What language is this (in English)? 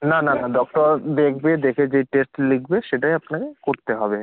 Bangla